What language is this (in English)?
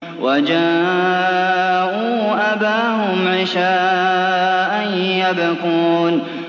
Arabic